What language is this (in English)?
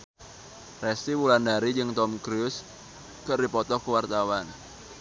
Sundanese